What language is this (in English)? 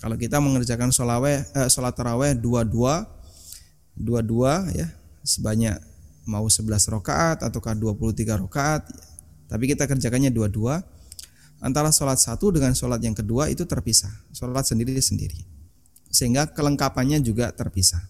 Indonesian